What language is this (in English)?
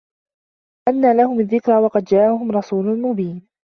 Arabic